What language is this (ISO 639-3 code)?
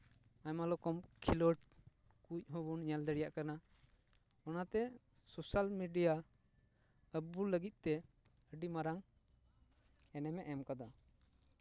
sat